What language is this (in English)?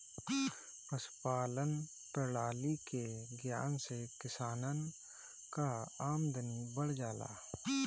Bhojpuri